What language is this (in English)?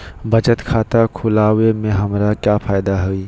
Magahi